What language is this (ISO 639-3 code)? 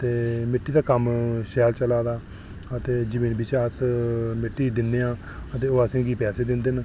doi